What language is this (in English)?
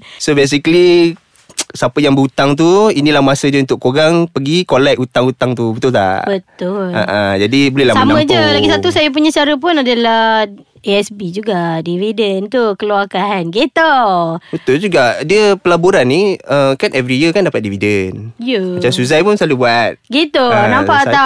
Malay